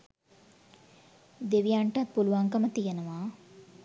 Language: Sinhala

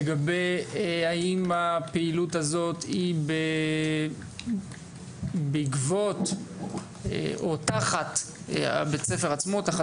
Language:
Hebrew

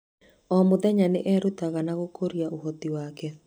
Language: Kikuyu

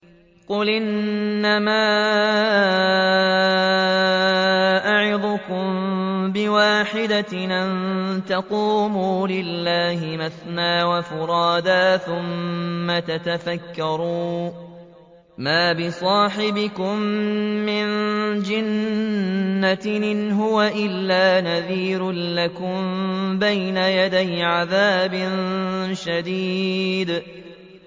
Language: Arabic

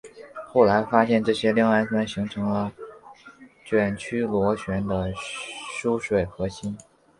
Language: Chinese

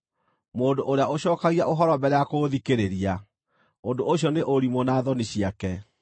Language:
Kikuyu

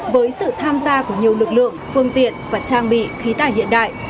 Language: Vietnamese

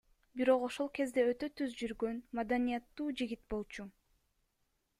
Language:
Kyrgyz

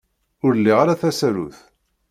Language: Kabyle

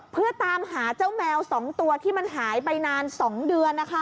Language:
Thai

